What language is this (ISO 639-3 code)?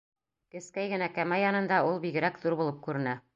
bak